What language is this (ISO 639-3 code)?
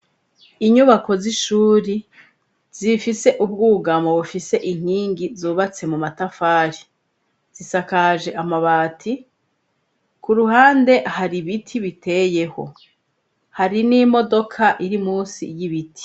run